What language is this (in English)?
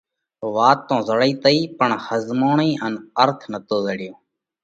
Parkari Koli